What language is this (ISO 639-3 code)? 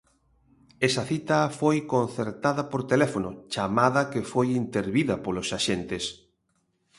glg